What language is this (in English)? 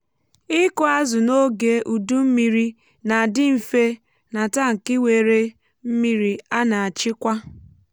Igbo